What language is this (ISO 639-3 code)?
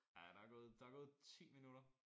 dan